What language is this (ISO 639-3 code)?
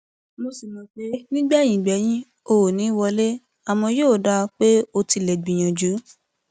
yor